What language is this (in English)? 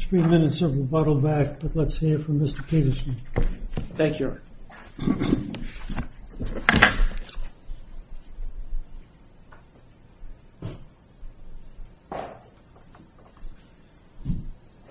English